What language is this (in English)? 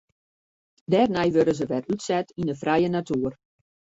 Western Frisian